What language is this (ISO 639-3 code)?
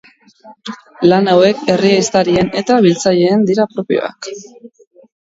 eus